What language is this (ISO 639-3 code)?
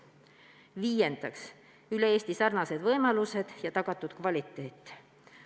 est